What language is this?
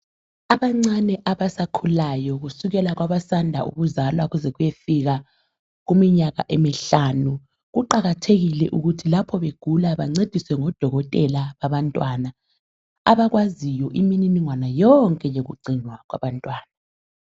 North Ndebele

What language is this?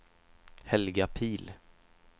Swedish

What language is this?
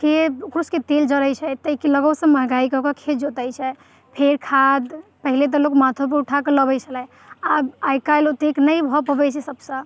Maithili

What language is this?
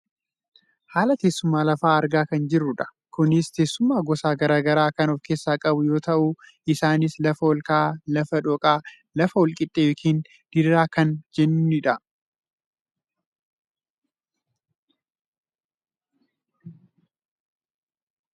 Oromo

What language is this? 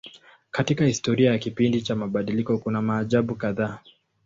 Swahili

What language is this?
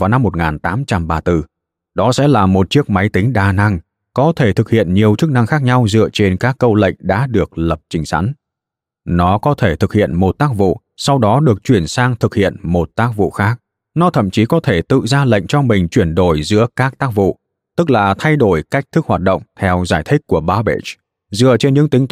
Vietnamese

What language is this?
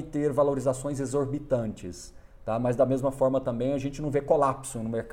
Portuguese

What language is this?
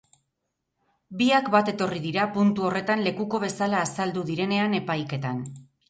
Basque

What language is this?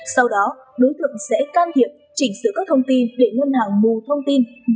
Vietnamese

